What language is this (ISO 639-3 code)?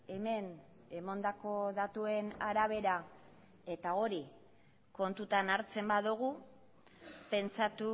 eus